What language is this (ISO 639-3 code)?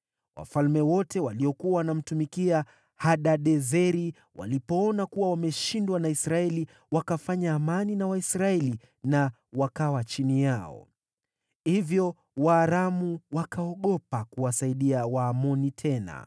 swa